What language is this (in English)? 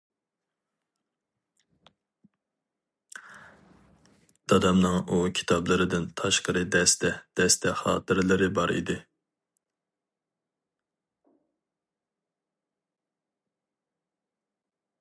Uyghur